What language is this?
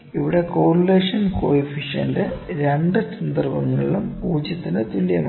Malayalam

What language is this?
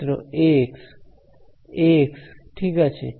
Bangla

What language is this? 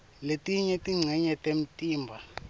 Swati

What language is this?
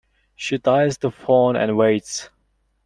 English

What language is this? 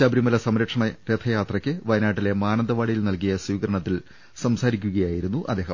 Malayalam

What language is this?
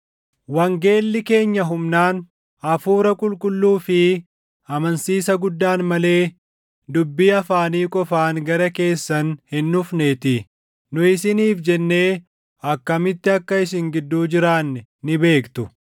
Oromo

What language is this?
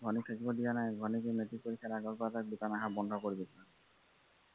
Assamese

